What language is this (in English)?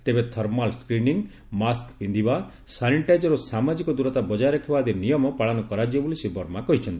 Odia